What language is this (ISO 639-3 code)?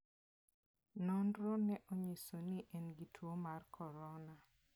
luo